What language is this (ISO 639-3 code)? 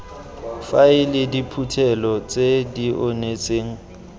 tsn